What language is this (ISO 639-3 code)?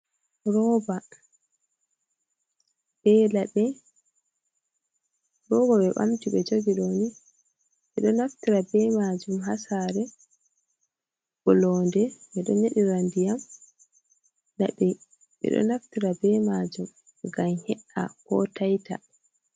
ful